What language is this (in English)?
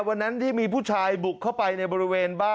Thai